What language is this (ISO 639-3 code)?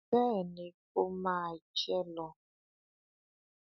yor